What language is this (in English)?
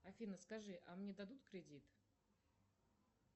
Russian